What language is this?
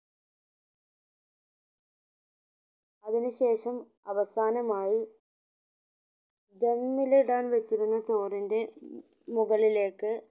Malayalam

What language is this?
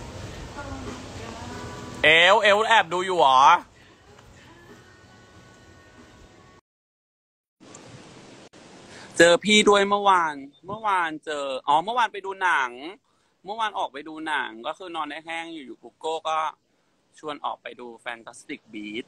Thai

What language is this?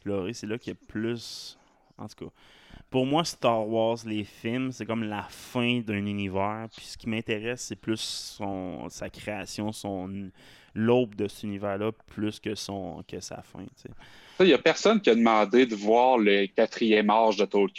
French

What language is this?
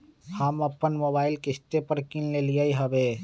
Magahi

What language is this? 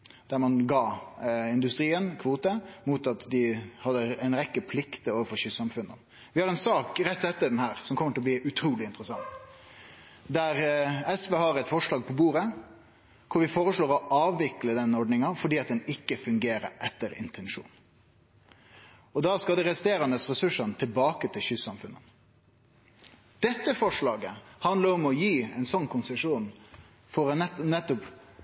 Norwegian Nynorsk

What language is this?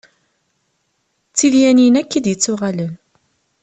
Kabyle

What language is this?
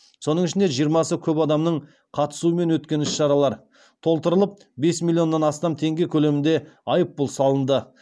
Kazakh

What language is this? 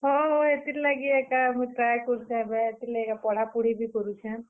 Odia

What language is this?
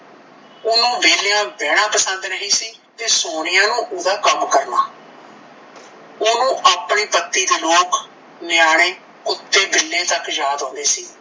Punjabi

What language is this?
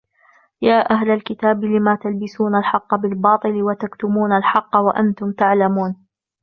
Arabic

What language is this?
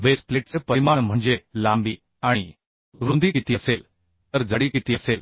Marathi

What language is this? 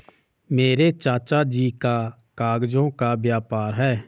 Hindi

